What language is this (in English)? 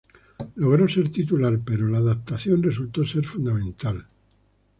Spanish